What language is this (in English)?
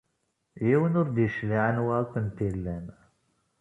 Kabyle